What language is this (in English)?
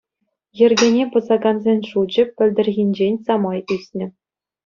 Chuvash